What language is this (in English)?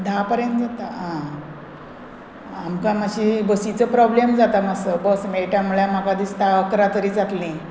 Konkani